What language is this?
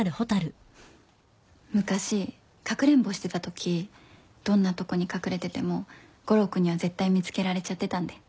Japanese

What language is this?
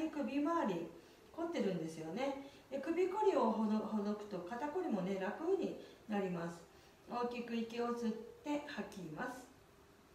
Japanese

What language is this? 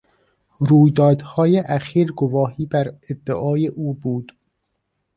Persian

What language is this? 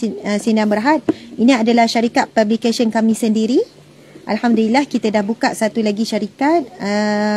Malay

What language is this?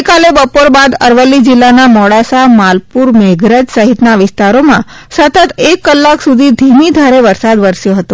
Gujarati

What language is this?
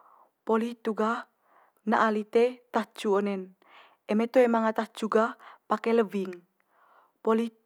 Manggarai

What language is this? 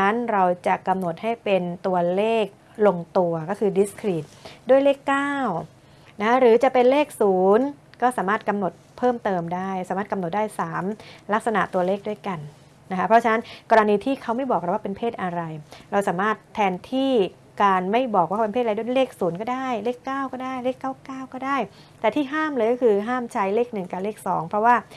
Thai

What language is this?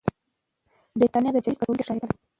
Pashto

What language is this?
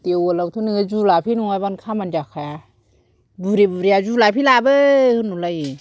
Bodo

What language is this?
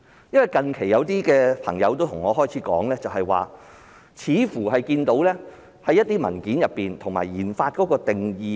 Cantonese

